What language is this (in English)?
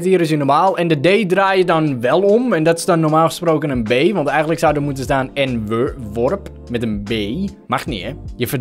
Dutch